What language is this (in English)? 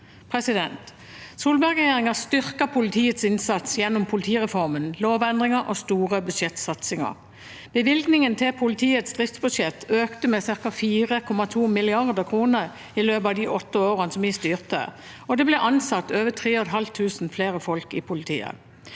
Norwegian